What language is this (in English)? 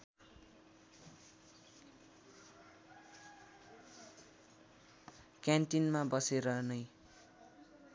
Nepali